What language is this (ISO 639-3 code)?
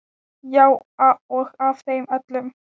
isl